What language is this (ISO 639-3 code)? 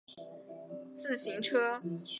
zho